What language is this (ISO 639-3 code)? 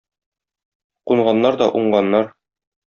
tat